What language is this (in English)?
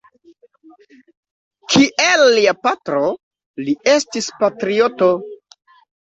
Esperanto